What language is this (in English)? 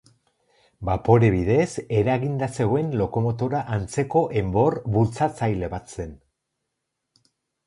Basque